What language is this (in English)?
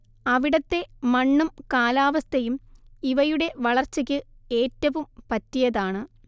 Malayalam